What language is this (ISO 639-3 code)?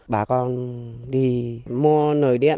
vie